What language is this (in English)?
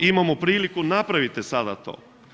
Croatian